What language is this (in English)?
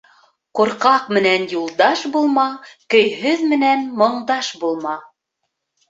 Bashkir